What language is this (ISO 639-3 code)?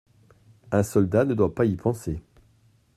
fra